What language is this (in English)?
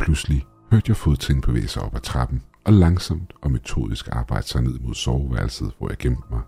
Danish